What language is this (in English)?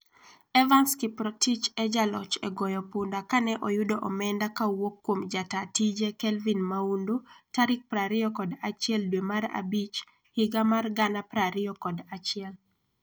Luo (Kenya and Tanzania)